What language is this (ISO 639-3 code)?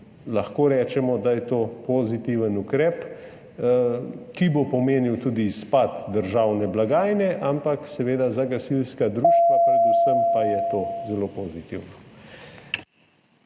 slv